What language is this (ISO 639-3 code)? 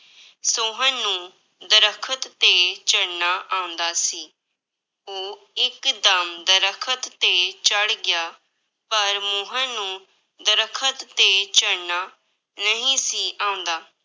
pan